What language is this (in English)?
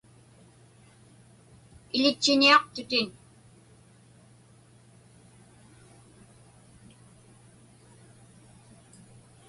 Inupiaq